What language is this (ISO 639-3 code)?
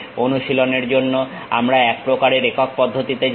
ben